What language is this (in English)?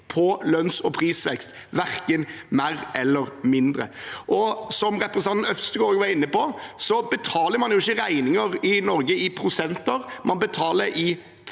Norwegian